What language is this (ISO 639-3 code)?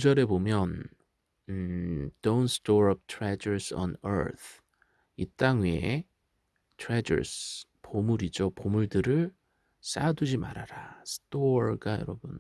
kor